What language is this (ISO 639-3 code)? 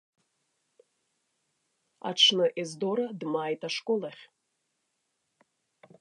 abk